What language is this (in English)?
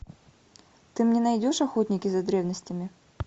Russian